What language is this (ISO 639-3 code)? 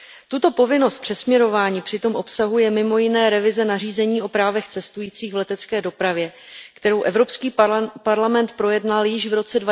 ces